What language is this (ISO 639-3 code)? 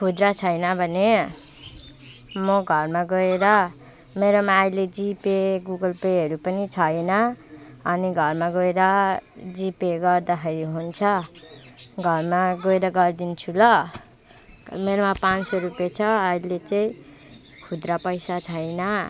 nep